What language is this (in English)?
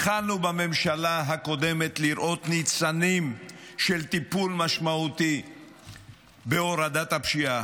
Hebrew